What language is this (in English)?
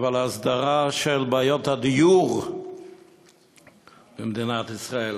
Hebrew